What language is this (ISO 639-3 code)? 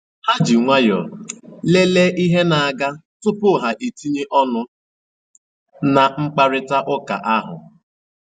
ibo